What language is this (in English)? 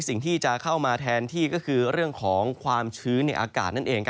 Thai